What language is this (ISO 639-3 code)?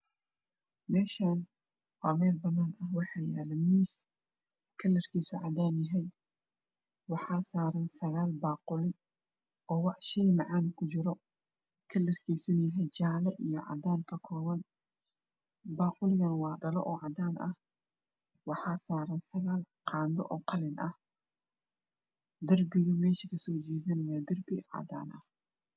som